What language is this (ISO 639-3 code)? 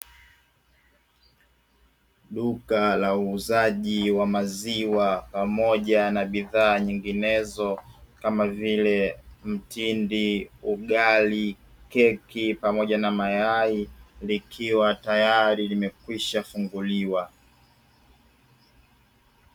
swa